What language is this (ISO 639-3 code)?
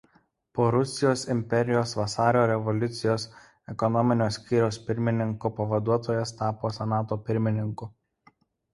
lit